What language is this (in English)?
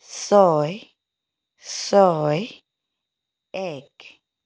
Assamese